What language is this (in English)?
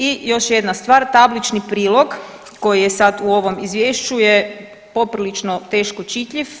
Croatian